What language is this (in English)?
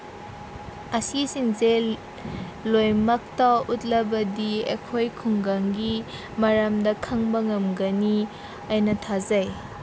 Manipuri